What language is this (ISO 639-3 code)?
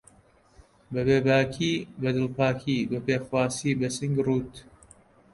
ckb